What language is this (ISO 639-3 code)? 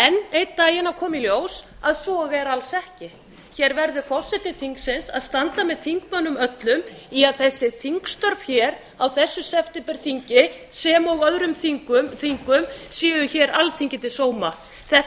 isl